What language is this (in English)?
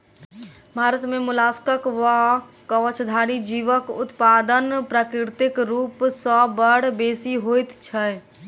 Maithili